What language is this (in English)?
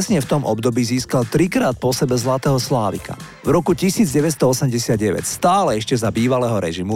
Slovak